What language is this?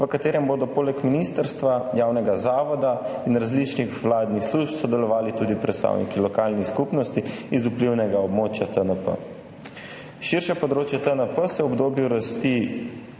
Slovenian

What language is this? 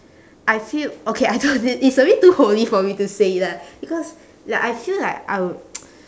English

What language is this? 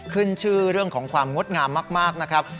Thai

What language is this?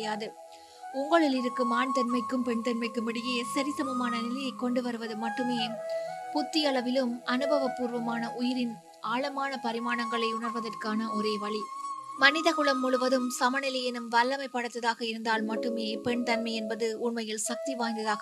Tamil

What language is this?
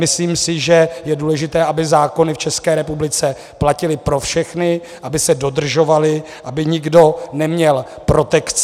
Czech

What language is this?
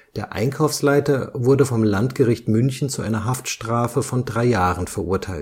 German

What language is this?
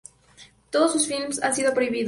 Spanish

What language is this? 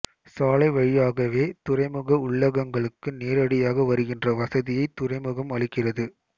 Tamil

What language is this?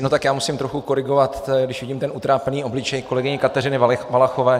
Czech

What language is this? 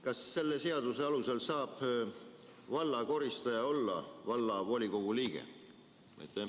Estonian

